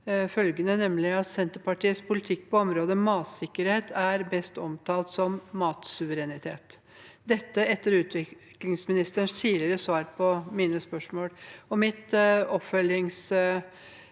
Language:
Norwegian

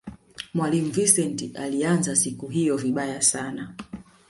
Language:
Swahili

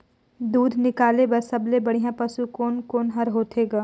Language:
Chhattisgarhi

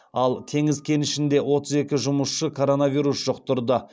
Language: Kazakh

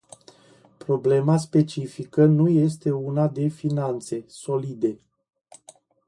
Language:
Romanian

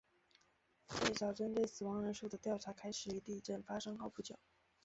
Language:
Chinese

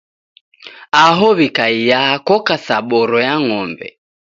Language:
Taita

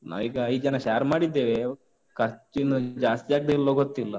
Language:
Kannada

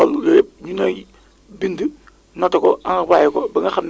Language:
Wolof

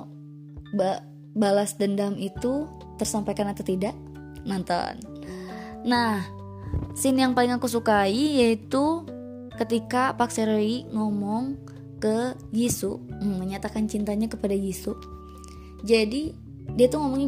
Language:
Indonesian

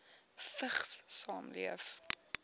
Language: Afrikaans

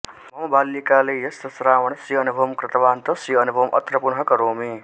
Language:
Sanskrit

